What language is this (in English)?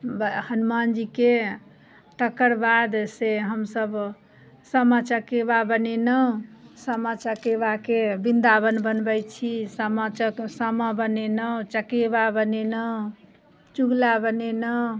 Maithili